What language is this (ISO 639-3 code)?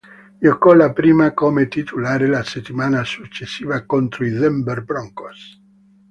ita